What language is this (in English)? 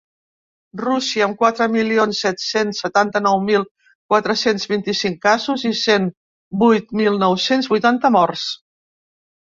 Catalan